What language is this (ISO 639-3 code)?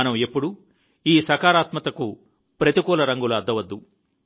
tel